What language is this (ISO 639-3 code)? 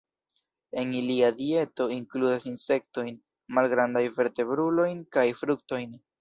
epo